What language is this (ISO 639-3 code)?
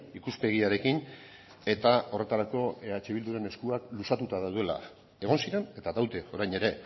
eus